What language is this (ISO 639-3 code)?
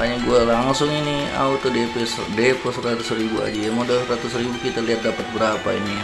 ind